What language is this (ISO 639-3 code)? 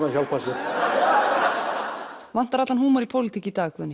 isl